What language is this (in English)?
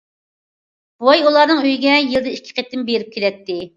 Uyghur